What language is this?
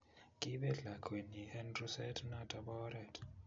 Kalenjin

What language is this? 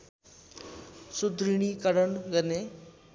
Nepali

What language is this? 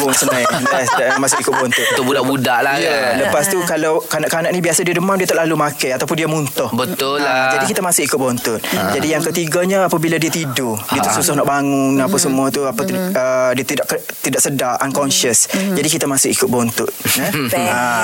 Malay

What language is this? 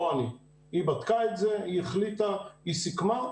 Hebrew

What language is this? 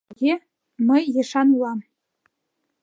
Mari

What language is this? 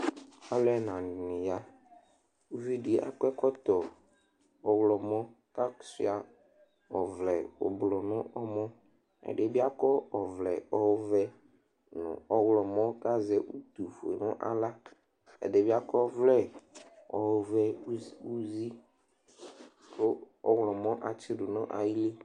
Ikposo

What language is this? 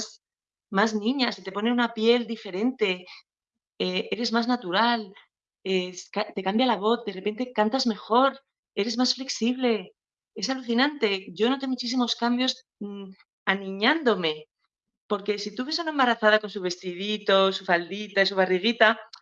Spanish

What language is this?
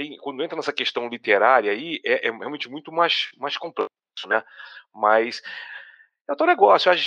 Portuguese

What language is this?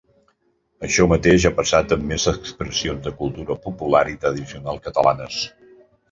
Catalan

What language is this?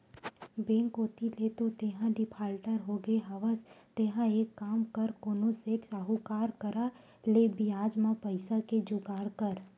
Chhattisgarhi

